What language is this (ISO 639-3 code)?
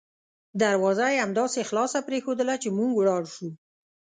pus